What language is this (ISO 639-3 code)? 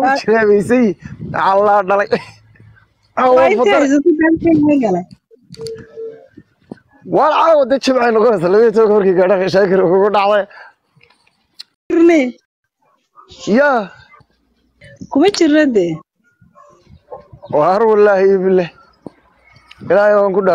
ara